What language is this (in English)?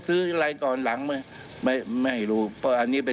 Thai